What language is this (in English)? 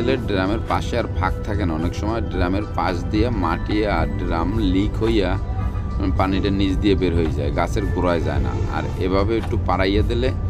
Romanian